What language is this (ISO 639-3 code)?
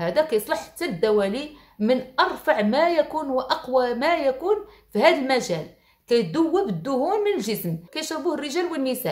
ara